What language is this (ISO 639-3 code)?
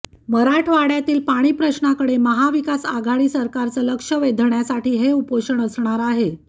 mar